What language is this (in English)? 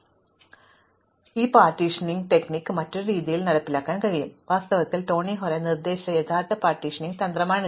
Malayalam